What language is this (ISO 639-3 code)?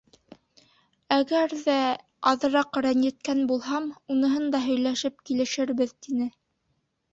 bak